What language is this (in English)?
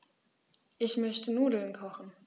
German